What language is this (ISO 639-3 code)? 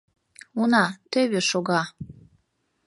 chm